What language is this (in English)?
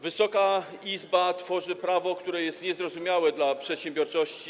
Polish